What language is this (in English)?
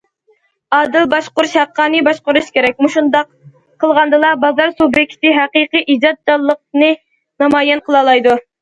Uyghur